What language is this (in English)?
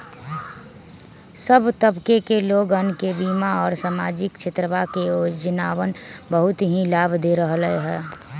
Magahi